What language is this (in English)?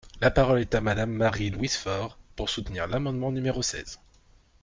French